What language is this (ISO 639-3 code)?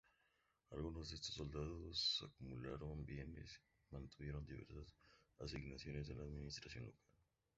spa